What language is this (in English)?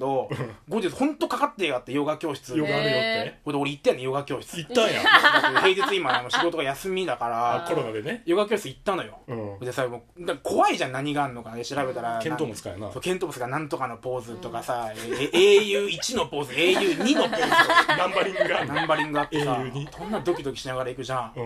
Japanese